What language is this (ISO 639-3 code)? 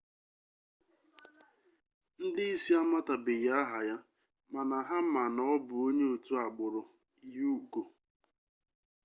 ibo